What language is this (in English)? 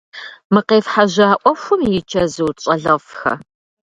Kabardian